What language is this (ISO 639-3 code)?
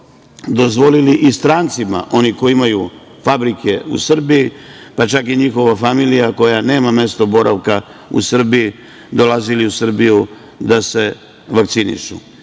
srp